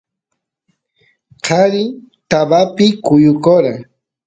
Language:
Santiago del Estero Quichua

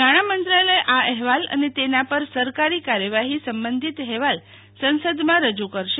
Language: Gujarati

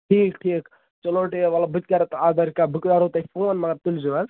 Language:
Kashmiri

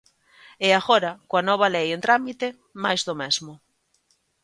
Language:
Galician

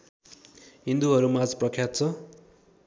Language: Nepali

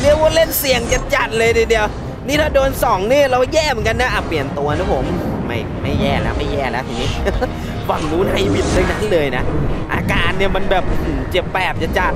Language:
Thai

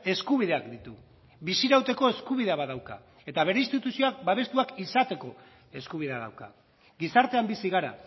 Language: Basque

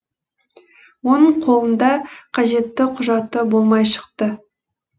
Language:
Kazakh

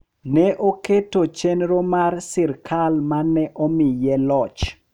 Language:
Luo (Kenya and Tanzania)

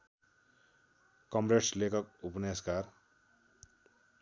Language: Nepali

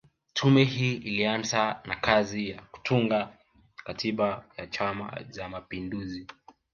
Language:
Swahili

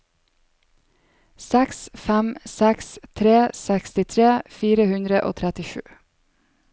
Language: Norwegian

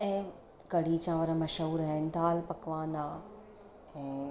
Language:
Sindhi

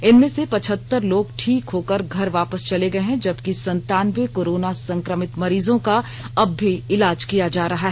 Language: Hindi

